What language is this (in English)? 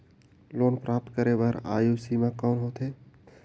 Chhattisgarhi